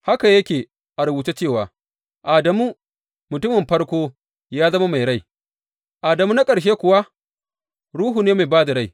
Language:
Hausa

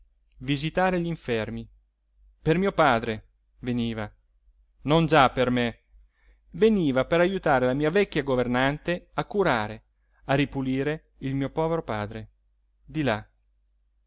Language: Italian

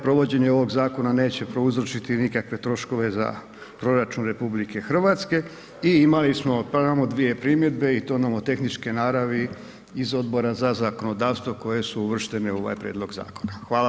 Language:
Croatian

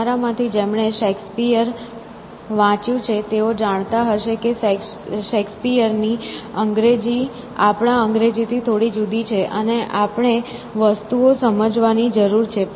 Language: Gujarati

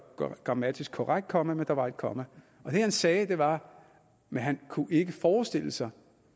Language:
Danish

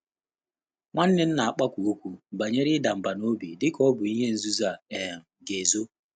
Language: Igbo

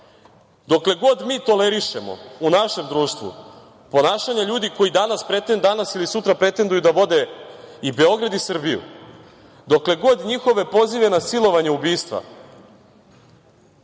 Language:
Serbian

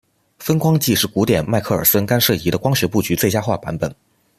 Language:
Chinese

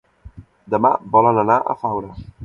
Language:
Catalan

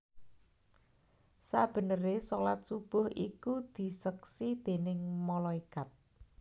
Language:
Javanese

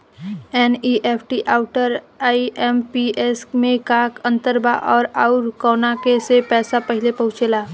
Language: Bhojpuri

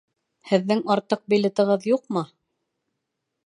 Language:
Bashkir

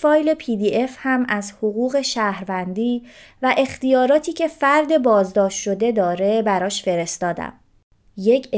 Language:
Persian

